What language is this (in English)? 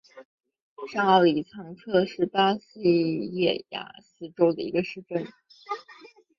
Chinese